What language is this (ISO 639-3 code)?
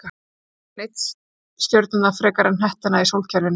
isl